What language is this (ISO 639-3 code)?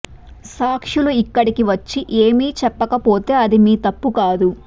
tel